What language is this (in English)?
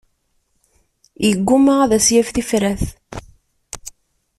Kabyle